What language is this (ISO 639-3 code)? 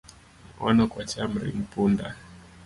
luo